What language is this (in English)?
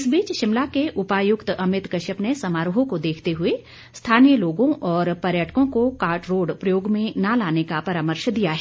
Hindi